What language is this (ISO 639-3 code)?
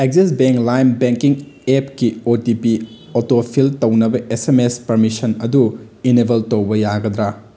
mni